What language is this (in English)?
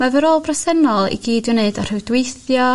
Welsh